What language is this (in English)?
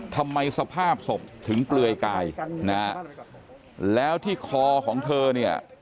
Thai